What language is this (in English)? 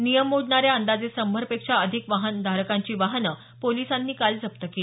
Marathi